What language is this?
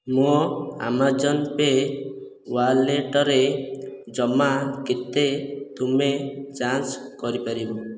Odia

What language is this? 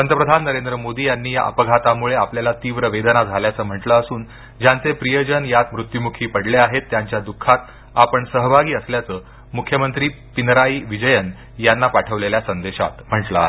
Marathi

